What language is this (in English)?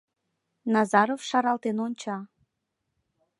Mari